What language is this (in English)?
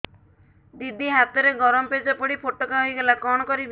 Odia